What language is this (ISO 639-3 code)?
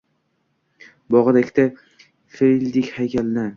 uzb